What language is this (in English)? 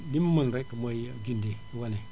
Wolof